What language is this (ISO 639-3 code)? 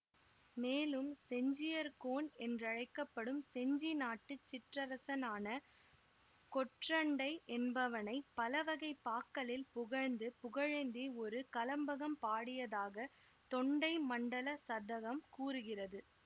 tam